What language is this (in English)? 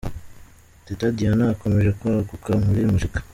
Kinyarwanda